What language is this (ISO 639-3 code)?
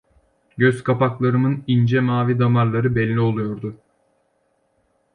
tur